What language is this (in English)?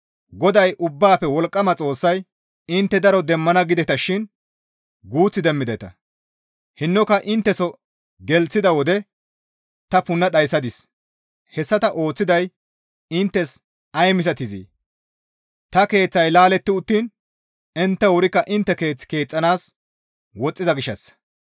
Gamo